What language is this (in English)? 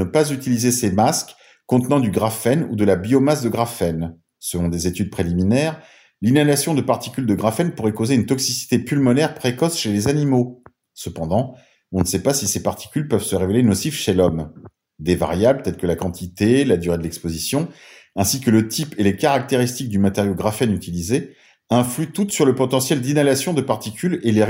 French